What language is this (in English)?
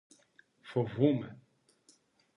Greek